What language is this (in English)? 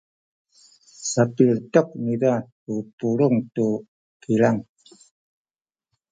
Sakizaya